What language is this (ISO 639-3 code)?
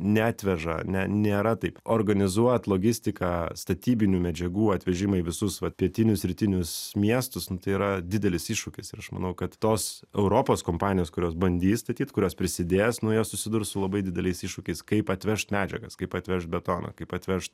lit